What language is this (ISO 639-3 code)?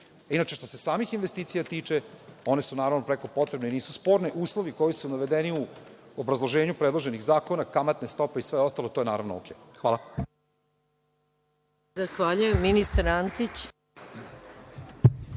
srp